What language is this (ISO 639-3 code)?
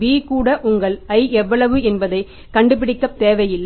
tam